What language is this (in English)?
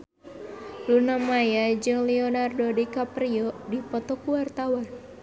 Sundanese